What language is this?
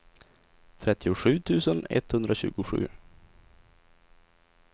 Swedish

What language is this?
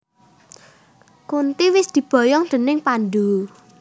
Javanese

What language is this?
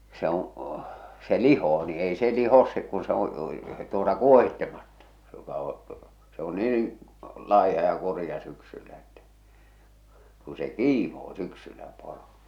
Finnish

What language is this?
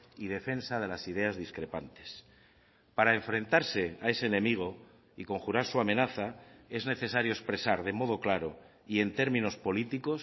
Spanish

